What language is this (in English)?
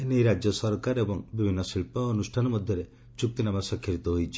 Odia